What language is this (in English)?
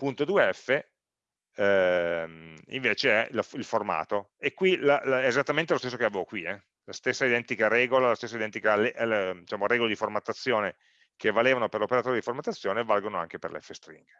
Italian